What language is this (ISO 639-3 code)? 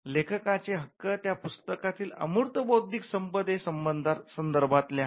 mar